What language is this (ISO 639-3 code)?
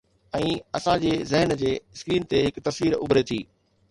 snd